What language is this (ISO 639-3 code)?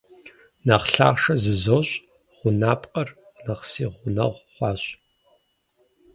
kbd